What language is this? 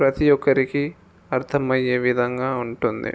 Telugu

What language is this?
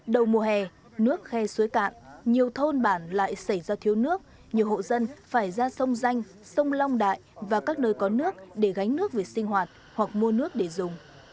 Vietnamese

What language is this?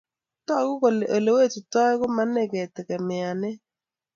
Kalenjin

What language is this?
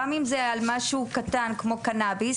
Hebrew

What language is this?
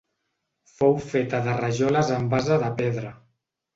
Catalan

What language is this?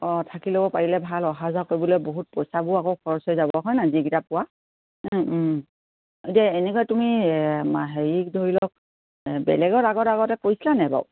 Assamese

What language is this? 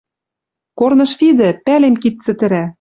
Western Mari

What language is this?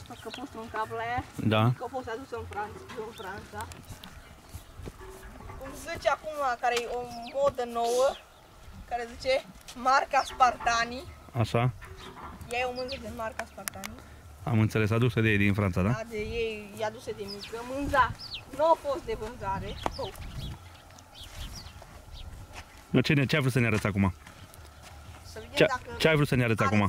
Romanian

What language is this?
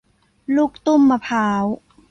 Thai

